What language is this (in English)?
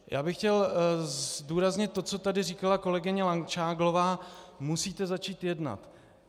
Czech